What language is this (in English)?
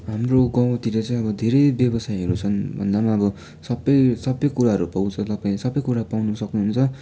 Nepali